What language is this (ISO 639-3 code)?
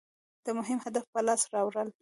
pus